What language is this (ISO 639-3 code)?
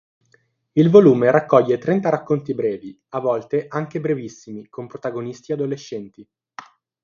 ita